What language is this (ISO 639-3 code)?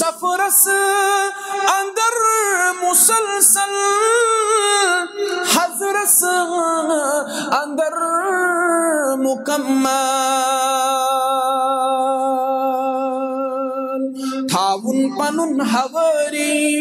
ara